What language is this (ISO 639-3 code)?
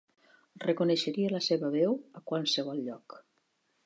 cat